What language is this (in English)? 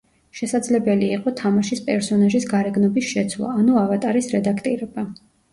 Georgian